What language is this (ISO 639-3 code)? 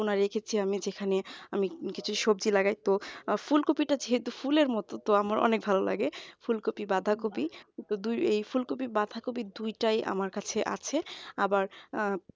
ben